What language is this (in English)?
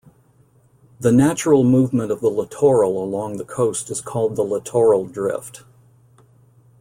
English